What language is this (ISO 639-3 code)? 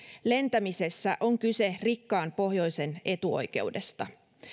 fin